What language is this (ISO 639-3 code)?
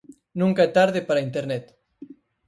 glg